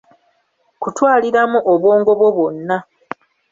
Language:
Ganda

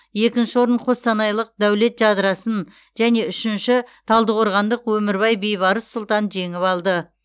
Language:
Kazakh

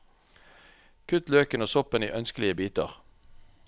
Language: Norwegian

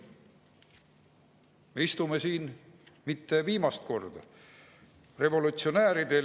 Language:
Estonian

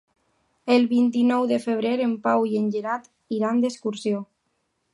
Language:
Catalan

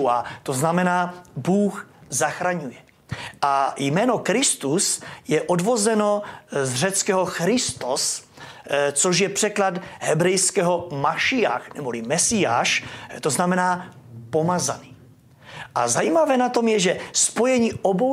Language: Czech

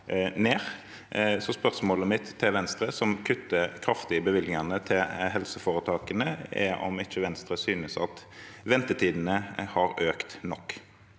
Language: Norwegian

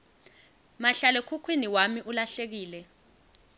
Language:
Swati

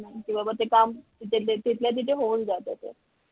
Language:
Marathi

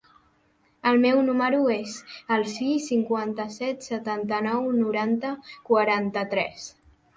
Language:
Catalan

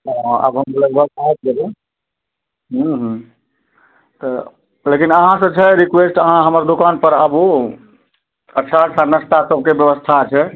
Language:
Maithili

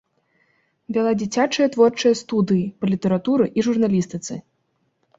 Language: Belarusian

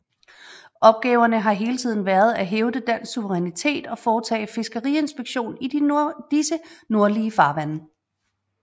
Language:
Danish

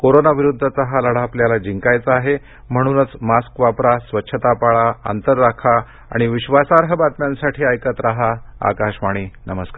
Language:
Marathi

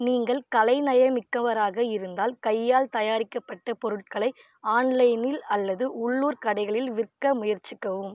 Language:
Tamil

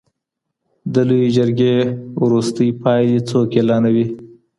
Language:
Pashto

